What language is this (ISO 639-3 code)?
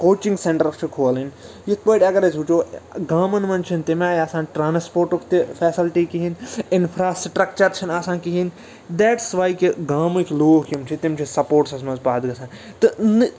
kas